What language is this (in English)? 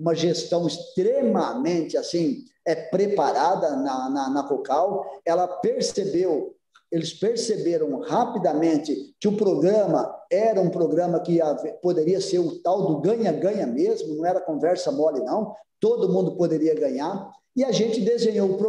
Portuguese